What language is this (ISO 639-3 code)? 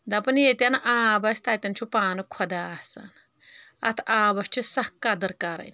kas